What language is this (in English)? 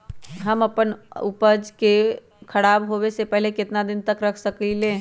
Magahi